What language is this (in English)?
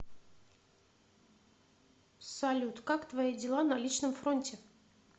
Russian